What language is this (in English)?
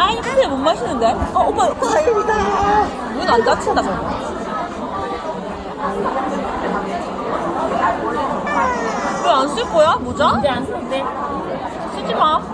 Korean